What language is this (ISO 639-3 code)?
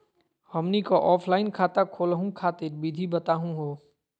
mag